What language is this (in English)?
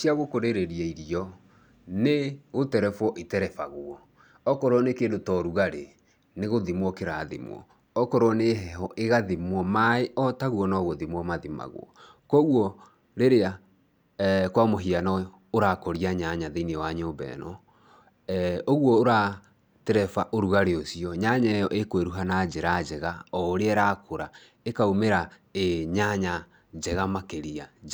Kikuyu